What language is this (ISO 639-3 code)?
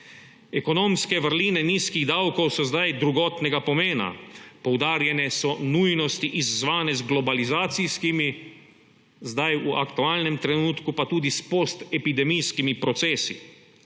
slv